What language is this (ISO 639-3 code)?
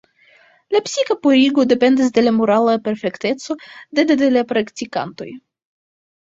epo